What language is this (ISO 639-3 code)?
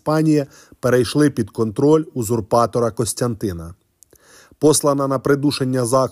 ukr